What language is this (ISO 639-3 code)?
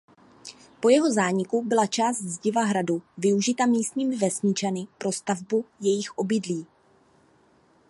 ces